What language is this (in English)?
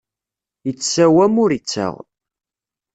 Kabyle